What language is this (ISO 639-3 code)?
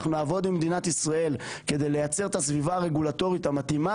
heb